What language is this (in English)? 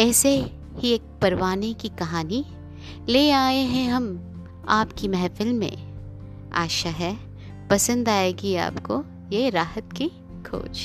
Hindi